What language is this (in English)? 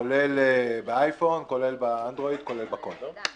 Hebrew